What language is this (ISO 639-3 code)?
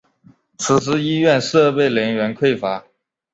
zho